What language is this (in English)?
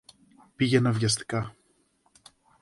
Greek